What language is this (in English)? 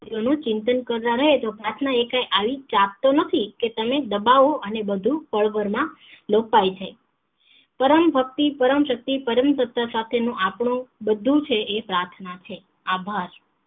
Gujarati